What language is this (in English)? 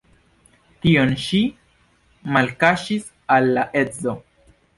Esperanto